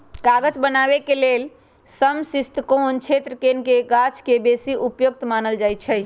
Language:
Magahi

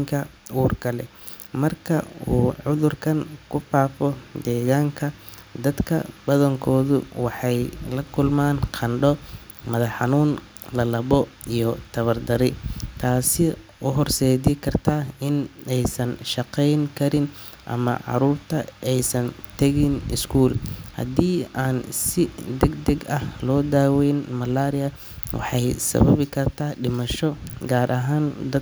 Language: Somali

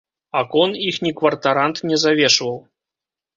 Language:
Belarusian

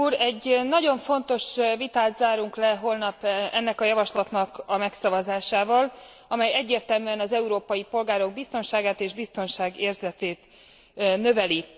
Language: Hungarian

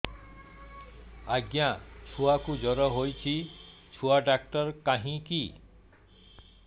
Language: Odia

